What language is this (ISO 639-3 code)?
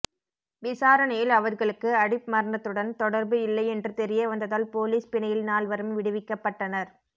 tam